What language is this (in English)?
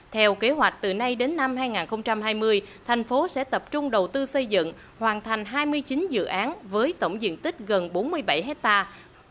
Vietnamese